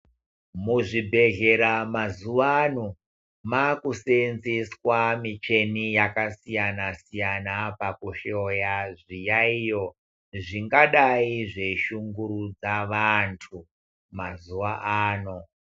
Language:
Ndau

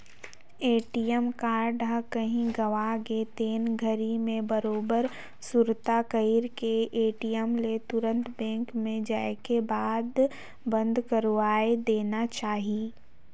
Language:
Chhattisgarhi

